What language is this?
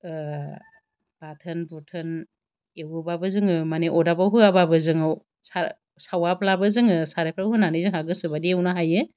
Bodo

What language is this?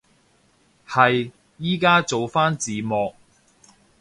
Cantonese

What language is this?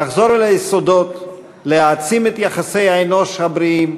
Hebrew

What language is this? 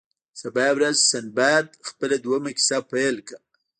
Pashto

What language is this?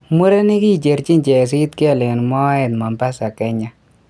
Kalenjin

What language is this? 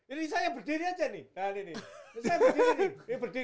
Indonesian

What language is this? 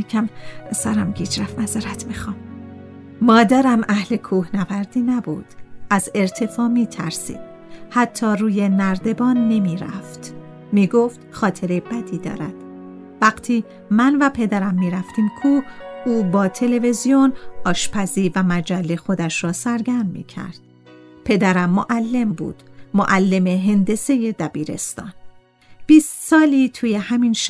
Persian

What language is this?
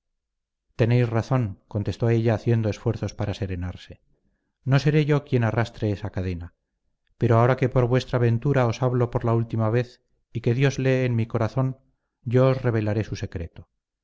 Spanish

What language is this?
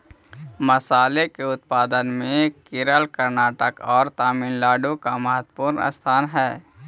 Magahi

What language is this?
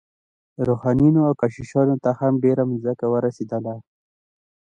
Pashto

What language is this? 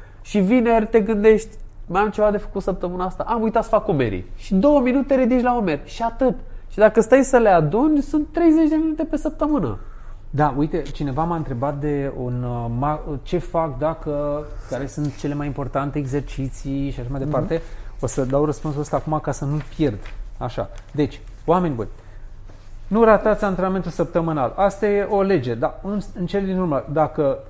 Romanian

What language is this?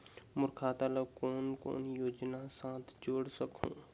Chhattisgarhi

